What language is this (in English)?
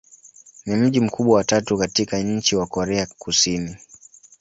Swahili